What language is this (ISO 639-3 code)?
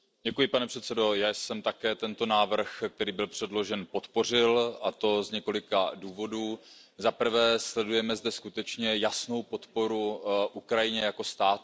ces